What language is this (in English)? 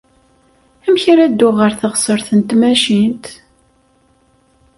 Kabyle